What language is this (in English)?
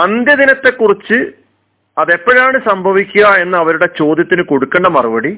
Malayalam